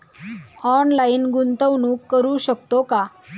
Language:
Marathi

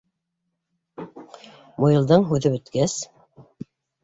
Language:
Bashkir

